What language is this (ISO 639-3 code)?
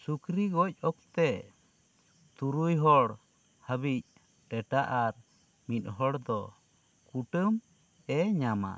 sat